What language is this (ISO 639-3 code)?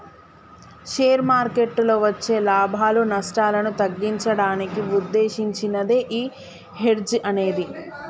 tel